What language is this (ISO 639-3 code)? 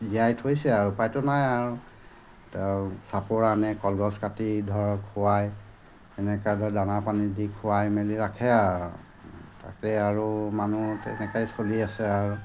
asm